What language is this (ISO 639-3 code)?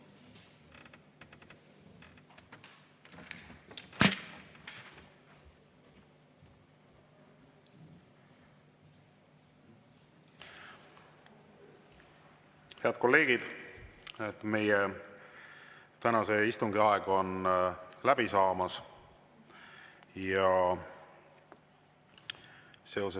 est